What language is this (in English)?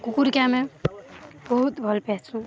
Odia